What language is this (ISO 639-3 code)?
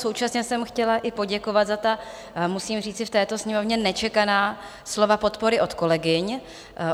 ces